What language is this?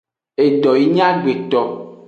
Aja (Benin)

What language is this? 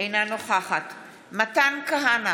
Hebrew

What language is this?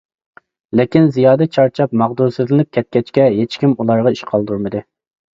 Uyghur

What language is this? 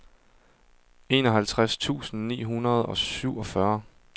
Danish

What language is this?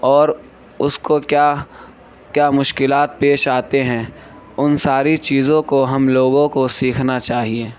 Urdu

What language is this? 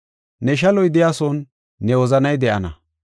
Gofa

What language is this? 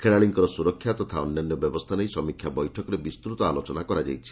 Odia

